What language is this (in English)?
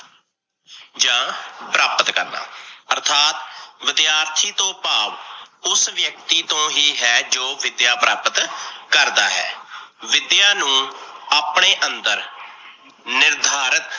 Punjabi